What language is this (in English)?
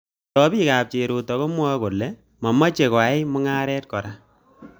Kalenjin